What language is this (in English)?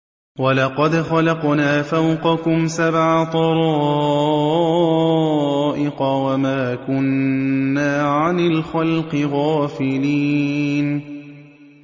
Arabic